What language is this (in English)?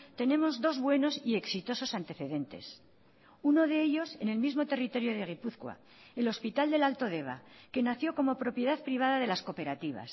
Spanish